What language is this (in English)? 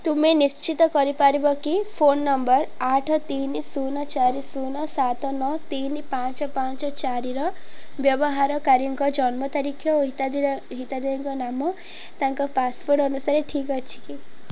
Odia